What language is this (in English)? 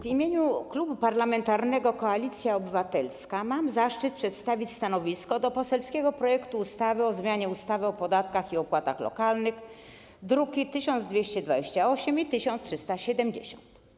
Polish